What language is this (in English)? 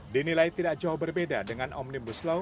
Indonesian